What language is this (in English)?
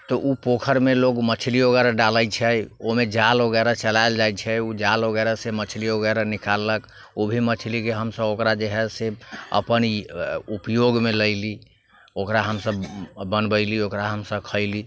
Maithili